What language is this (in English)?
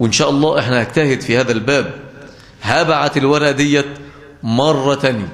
Arabic